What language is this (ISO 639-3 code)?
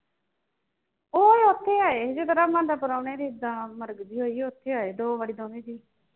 pan